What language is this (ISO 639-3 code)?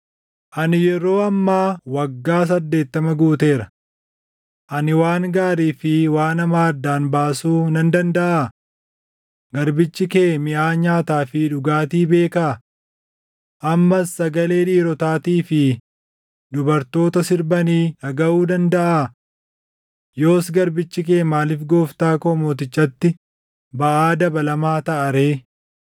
orm